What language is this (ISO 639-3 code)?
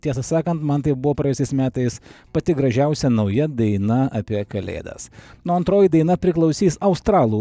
lit